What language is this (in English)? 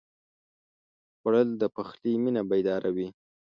Pashto